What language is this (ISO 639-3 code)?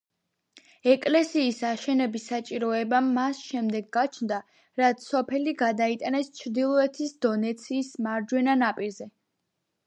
kat